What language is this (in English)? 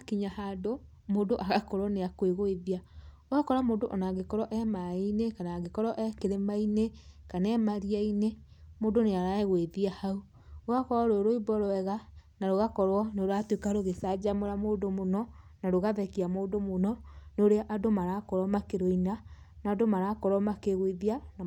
Kikuyu